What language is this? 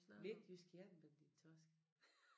Danish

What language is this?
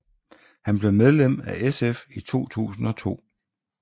Danish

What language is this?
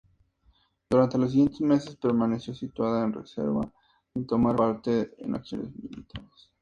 Spanish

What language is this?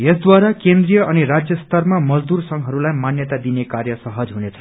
Nepali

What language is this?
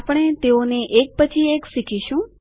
Gujarati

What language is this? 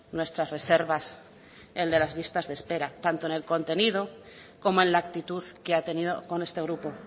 Spanish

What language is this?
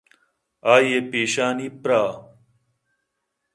Eastern Balochi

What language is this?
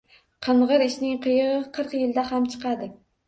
Uzbek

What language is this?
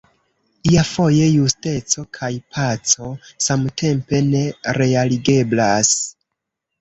Esperanto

